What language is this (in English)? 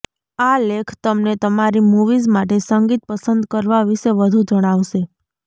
Gujarati